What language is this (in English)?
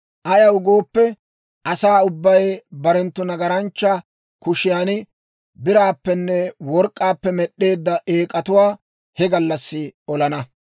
Dawro